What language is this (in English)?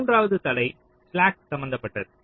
Tamil